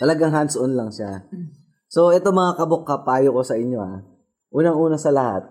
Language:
Filipino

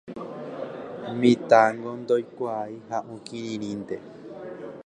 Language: Guarani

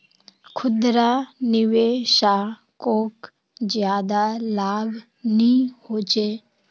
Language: Magahi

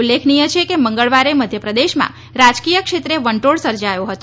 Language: Gujarati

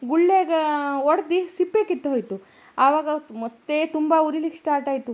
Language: Kannada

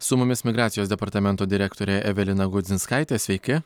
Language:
Lithuanian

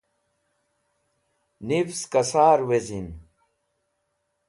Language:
Wakhi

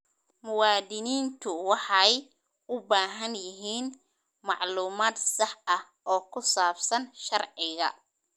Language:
Somali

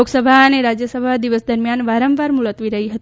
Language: Gujarati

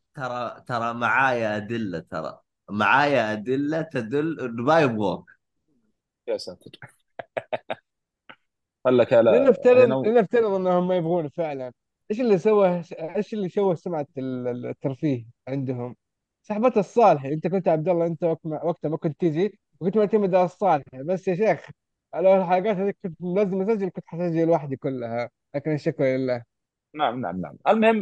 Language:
Arabic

